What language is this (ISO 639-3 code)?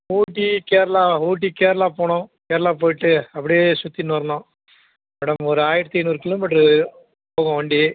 tam